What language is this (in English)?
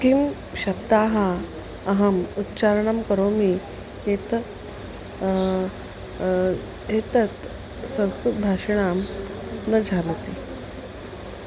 Sanskrit